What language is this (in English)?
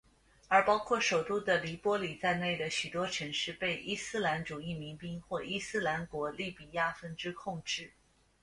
Chinese